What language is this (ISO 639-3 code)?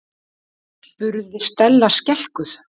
isl